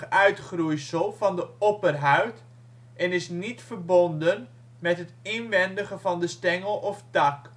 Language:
Dutch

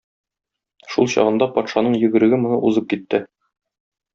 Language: Tatar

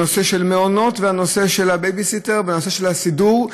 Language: Hebrew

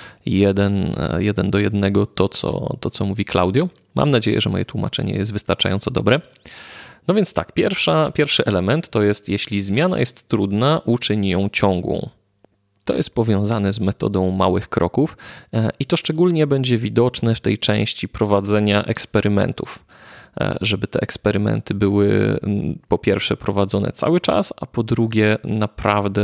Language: Polish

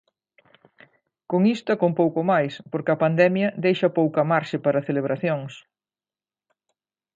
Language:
Galician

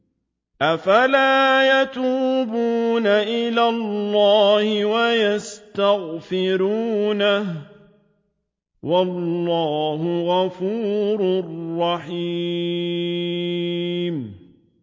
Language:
Arabic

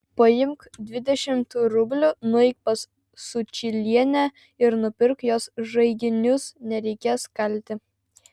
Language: Lithuanian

